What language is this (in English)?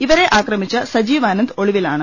Malayalam